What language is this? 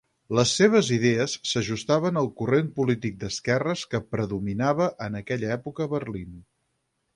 Catalan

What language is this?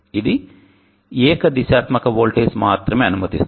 Telugu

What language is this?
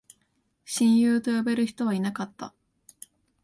Japanese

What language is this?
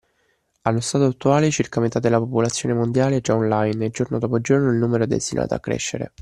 Italian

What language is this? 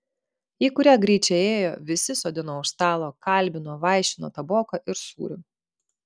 Lithuanian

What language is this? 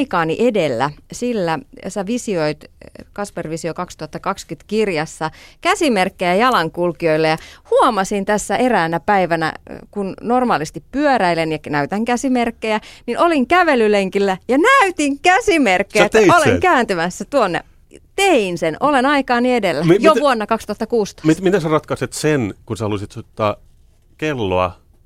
Finnish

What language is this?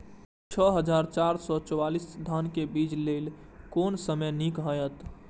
Maithili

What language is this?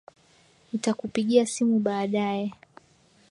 Swahili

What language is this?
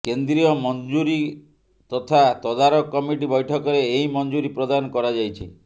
Odia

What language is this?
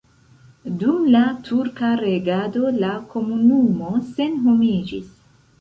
Esperanto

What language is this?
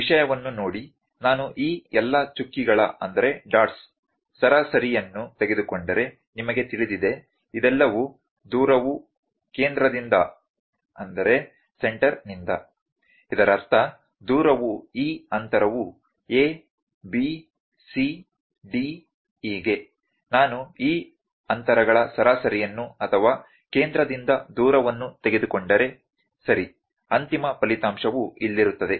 Kannada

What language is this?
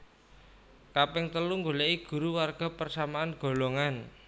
Javanese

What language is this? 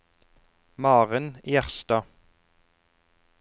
Norwegian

